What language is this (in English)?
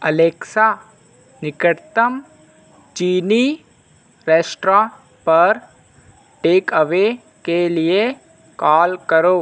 Hindi